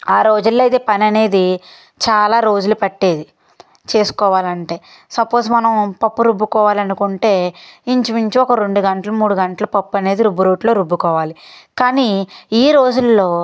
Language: Telugu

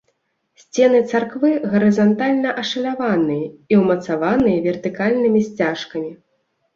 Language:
Belarusian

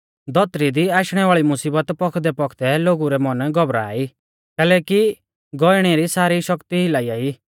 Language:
Mahasu Pahari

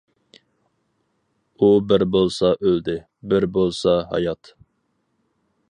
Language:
Uyghur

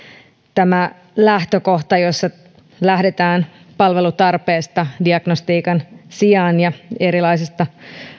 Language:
Finnish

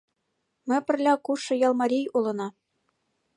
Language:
Mari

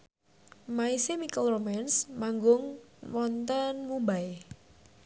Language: Javanese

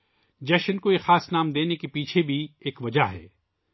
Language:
Urdu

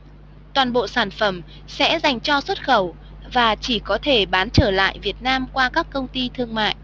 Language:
Vietnamese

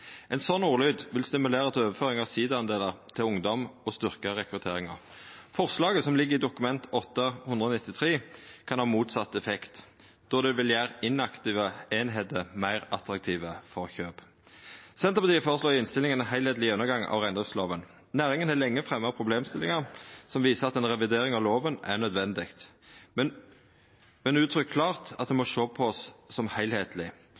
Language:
Norwegian Nynorsk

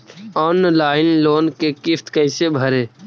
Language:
Magahi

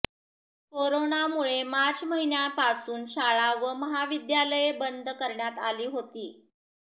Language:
Marathi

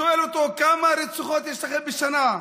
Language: Hebrew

